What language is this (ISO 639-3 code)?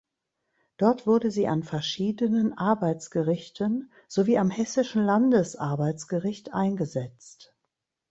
deu